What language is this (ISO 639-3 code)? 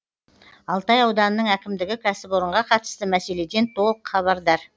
kaz